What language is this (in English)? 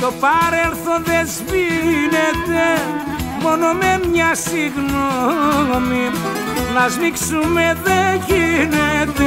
Greek